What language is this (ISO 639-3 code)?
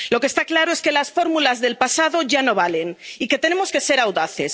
spa